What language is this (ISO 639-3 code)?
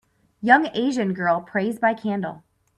eng